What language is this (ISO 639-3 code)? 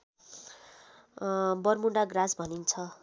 nep